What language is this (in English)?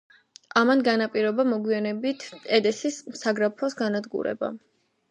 Georgian